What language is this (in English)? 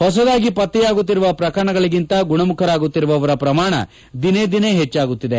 Kannada